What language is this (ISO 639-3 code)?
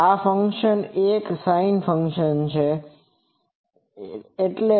guj